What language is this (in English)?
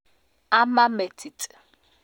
Kalenjin